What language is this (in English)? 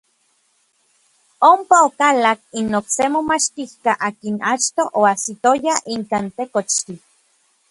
Orizaba Nahuatl